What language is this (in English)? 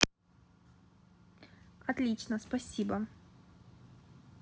Russian